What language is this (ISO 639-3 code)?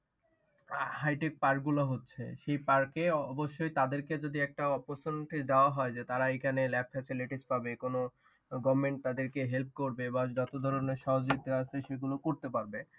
ben